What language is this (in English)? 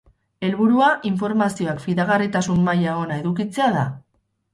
Basque